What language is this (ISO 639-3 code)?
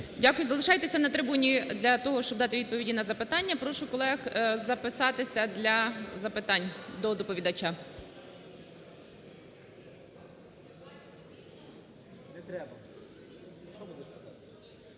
ukr